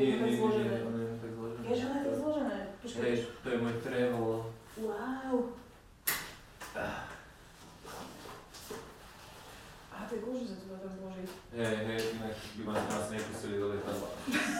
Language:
Slovak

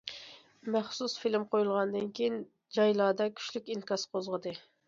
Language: Uyghur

